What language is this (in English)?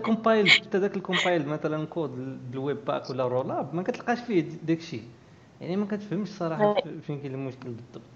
Arabic